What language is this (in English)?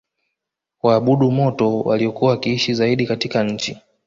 Swahili